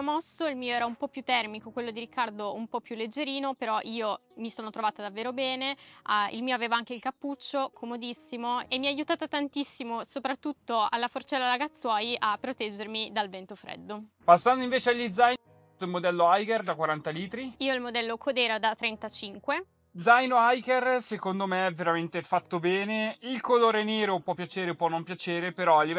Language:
Italian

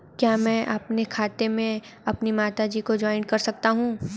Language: Hindi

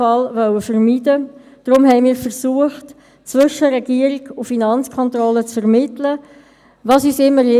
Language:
Swiss German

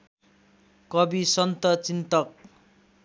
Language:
Nepali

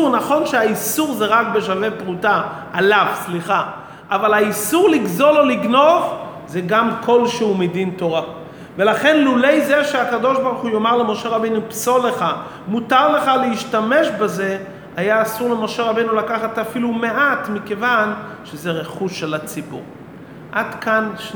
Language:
Hebrew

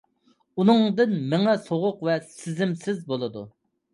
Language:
Uyghur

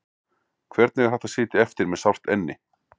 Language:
Icelandic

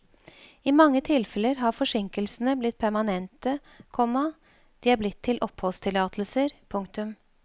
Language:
Norwegian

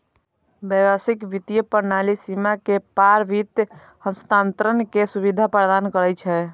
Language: Maithili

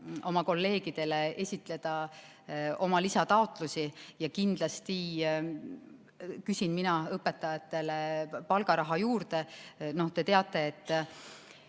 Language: Estonian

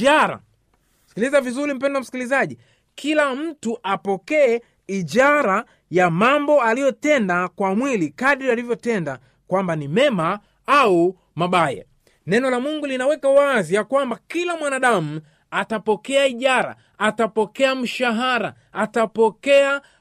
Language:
Swahili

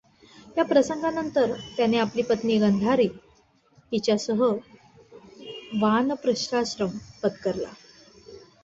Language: Marathi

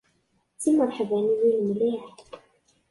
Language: Kabyle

